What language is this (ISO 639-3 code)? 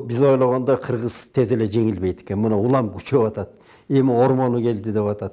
tur